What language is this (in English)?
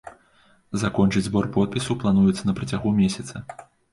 Belarusian